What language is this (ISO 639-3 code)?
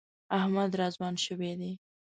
pus